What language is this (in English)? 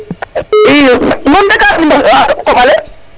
Serer